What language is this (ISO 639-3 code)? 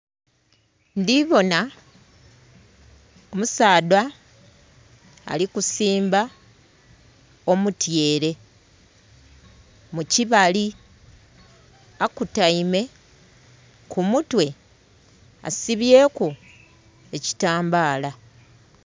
xog